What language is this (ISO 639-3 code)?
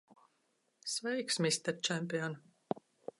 lav